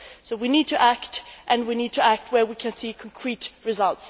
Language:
English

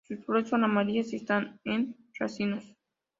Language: Spanish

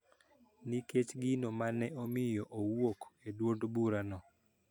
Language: Luo (Kenya and Tanzania)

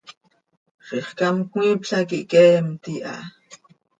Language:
Seri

